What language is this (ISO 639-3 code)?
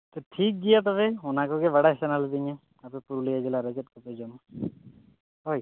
sat